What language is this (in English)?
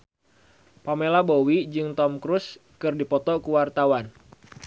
Sundanese